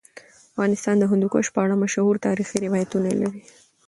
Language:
Pashto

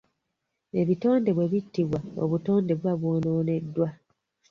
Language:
Ganda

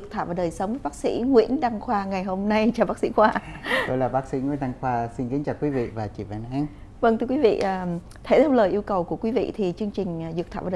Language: Vietnamese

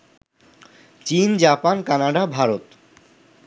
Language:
Bangla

